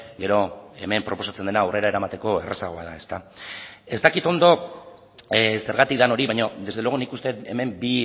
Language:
Basque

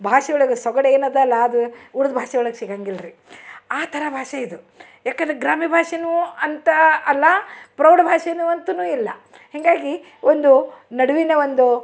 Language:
Kannada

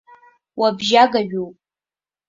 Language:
Abkhazian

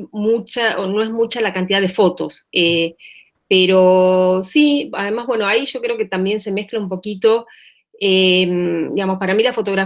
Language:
Spanish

